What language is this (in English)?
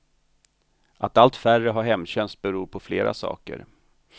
Swedish